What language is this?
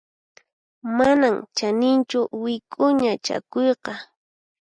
Puno Quechua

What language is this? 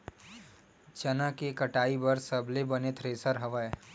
Chhattisgarhi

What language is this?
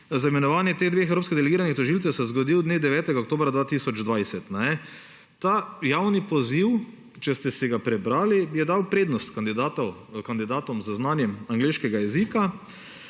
Slovenian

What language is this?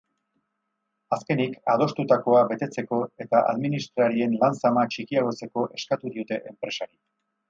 Basque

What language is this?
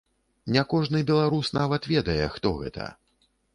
Belarusian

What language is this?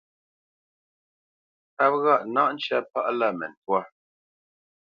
Bamenyam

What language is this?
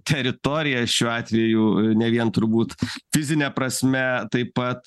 Lithuanian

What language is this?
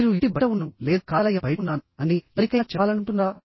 Telugu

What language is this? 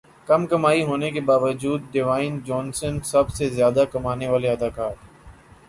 Urdu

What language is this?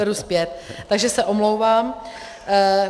Czech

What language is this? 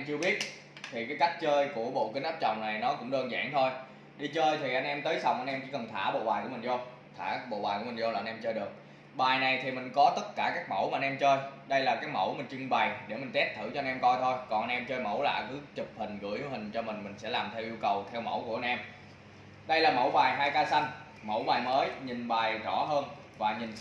Vietnamese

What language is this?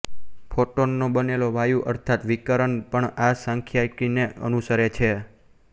Gujarati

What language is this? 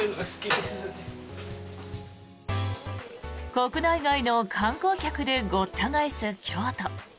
Japanese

